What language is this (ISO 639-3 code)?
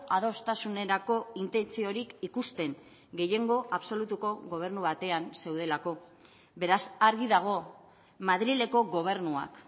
eus